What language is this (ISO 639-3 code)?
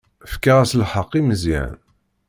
kab